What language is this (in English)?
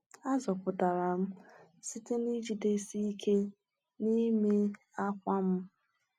Igbo